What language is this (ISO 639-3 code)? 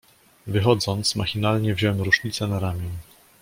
pol